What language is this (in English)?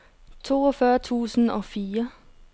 Danish